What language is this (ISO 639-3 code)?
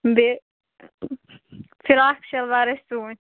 kas